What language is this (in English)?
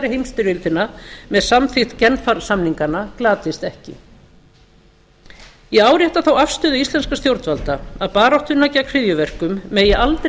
Icelandic